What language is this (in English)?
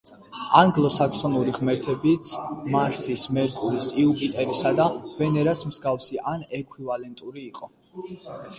Georgian